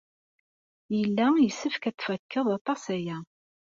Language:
Kabyle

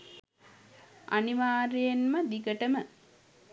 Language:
Sinhala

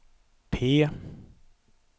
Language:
Swedish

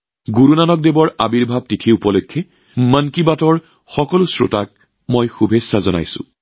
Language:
Assamese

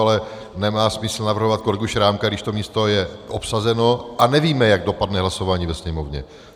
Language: Czech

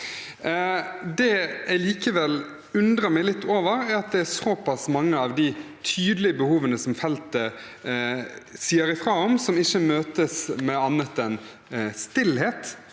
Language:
Norwegian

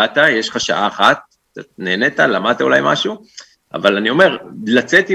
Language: Hebrew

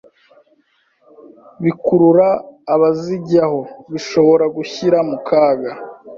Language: Kinyarwanda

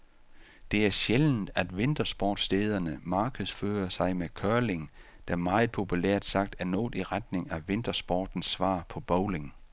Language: Danish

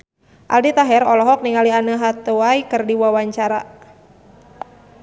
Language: Sundanese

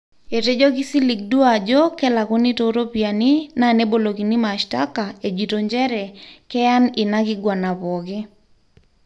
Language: Masai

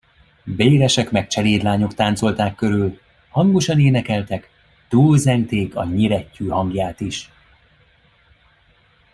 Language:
Hungarian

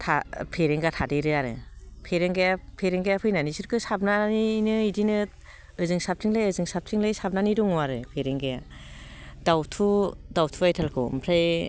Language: Bodo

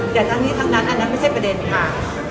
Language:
Thai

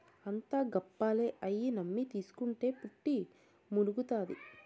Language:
Telugu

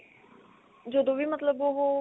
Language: Punjabi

